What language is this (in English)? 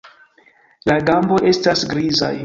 Esperanto